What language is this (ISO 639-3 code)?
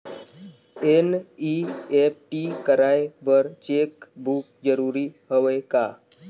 hne